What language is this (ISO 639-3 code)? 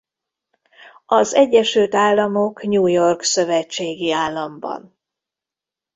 hun